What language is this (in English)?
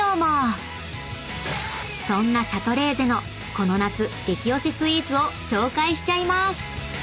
Japanese